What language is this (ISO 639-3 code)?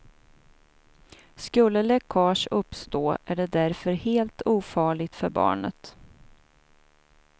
swe